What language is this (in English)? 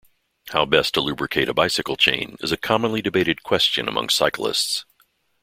English